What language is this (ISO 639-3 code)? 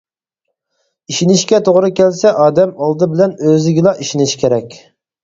uig